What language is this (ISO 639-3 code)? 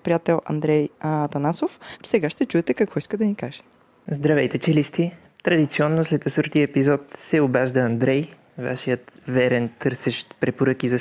bul